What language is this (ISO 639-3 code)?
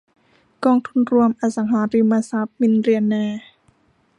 tha